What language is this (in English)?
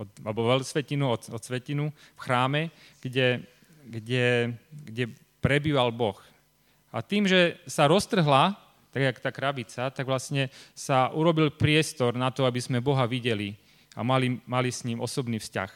Slovak